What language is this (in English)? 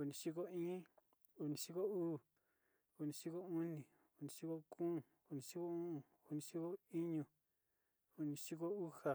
Sinicahua Mixtec